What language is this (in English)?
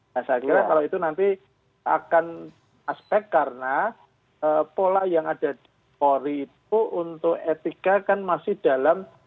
Indonesian